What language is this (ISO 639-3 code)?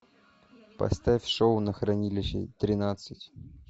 rus